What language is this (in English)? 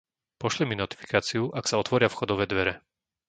Slovak